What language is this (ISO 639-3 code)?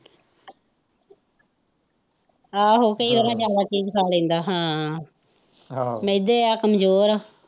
pan